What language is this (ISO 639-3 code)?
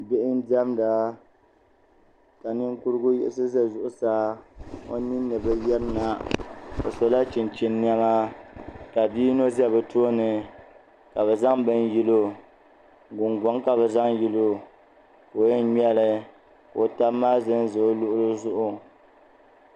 dag